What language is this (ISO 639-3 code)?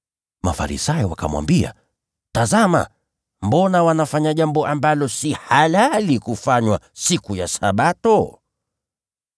swa